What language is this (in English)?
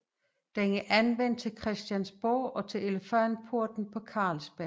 Danish